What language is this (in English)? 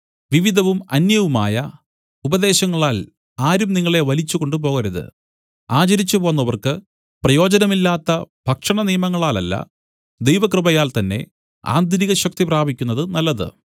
Malayalam